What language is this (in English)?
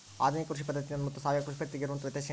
Kannada